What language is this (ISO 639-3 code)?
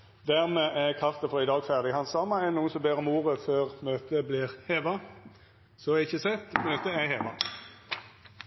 nno